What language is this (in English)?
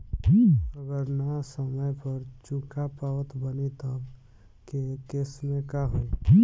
Bhojpuri